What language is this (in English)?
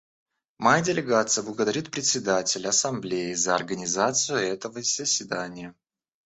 Russian